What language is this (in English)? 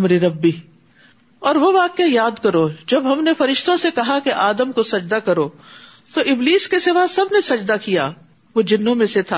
Urdu